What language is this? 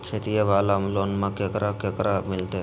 Magahi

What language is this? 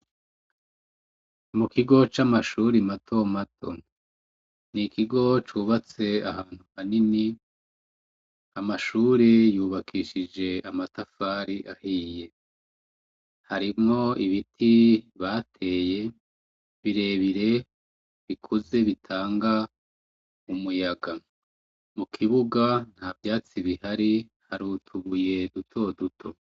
Rundi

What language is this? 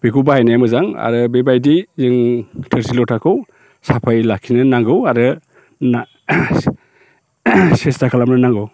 Bodo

